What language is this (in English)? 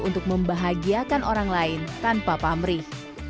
Indonesian